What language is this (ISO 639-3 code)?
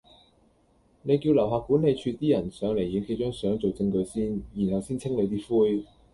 yue